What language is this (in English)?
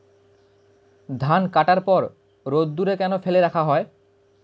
Bangla